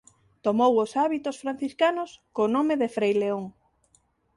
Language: Galician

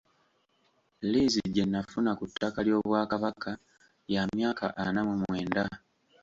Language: Ganda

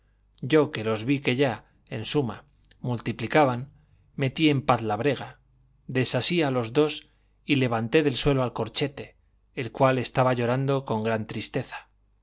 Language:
Spanish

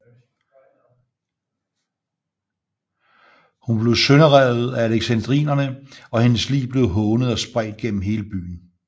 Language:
Danish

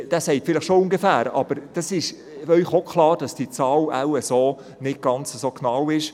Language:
Swiss German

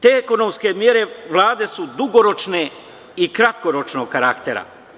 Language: Serbian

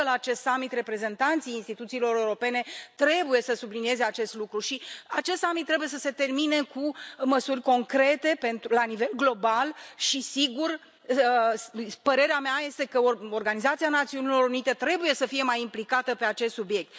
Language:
Romanian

